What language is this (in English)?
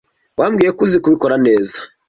Kinyarwanda